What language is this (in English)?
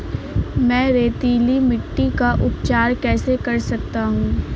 Hindi